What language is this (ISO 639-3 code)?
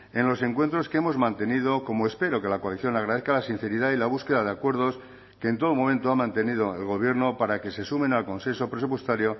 spa